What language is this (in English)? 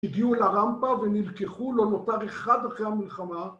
Hebrew